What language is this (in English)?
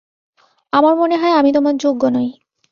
Bangla